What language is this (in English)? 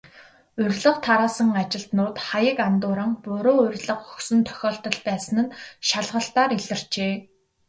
Mongolian